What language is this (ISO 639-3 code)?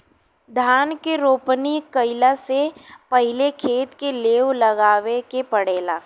bho